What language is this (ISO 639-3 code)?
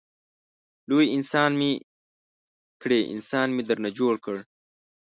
pus